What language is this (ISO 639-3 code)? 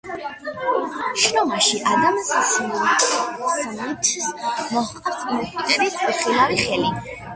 kat